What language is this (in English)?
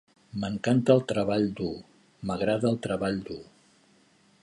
Catalan